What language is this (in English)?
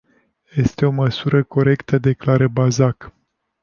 Romanian